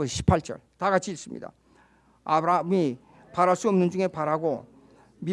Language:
Korean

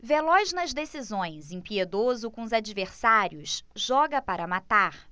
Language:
Portuguese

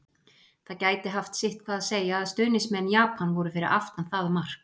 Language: Icelandic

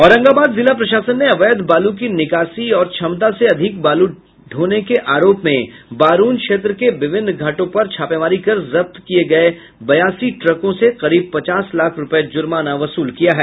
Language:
Hindi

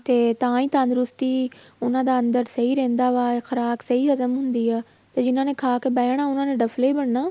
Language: Punjabi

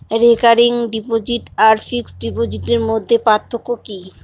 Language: Bangla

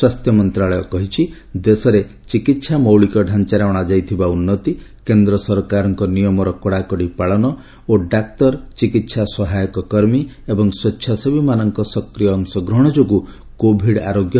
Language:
Odia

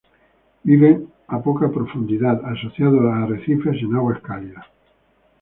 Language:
Spanish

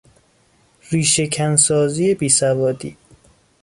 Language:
Persian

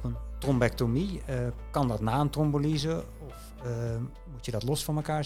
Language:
Dutch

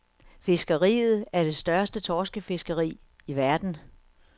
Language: Danish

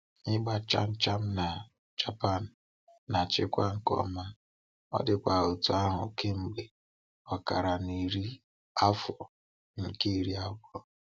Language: Igbo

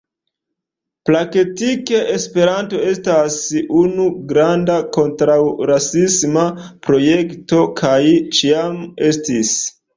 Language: Esperanto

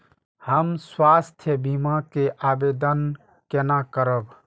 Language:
Maithili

